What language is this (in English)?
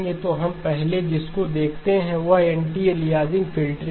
Hindi